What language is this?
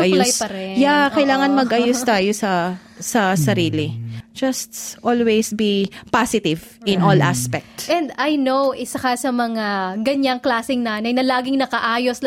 Filipino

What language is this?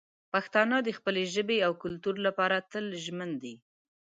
Pashto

